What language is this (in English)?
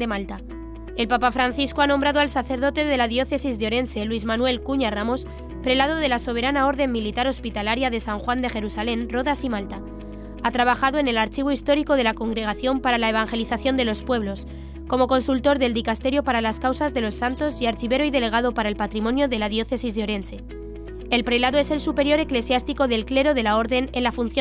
Spanish